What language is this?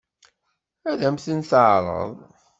Kabyle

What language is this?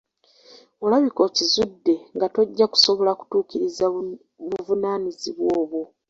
Ganda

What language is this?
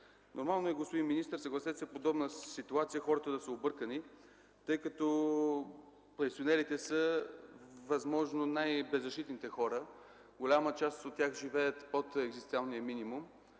Bulgarian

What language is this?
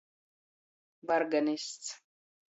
Latgalian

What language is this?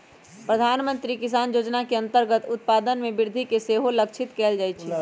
Magahi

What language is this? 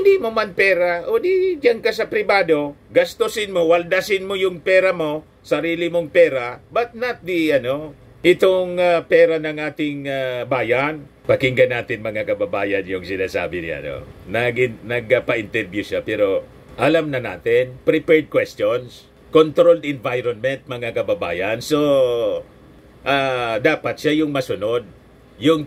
Filipino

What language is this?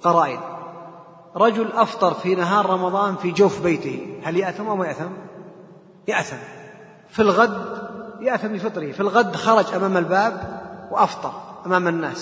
Arabic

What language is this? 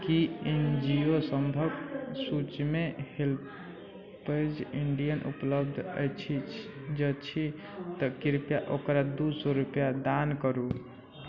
Maithili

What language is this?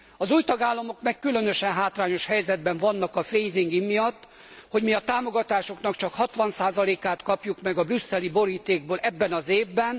Hungarian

